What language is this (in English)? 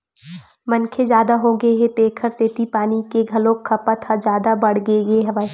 Chhattisgarhi